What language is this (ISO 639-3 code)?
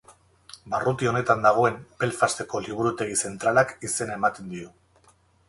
eus